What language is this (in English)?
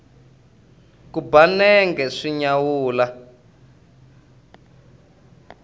Tsonga